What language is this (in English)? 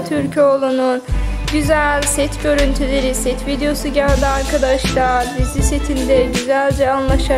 Turkish